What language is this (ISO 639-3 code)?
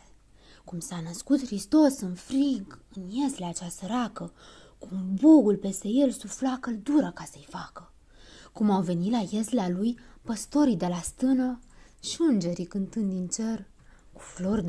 ron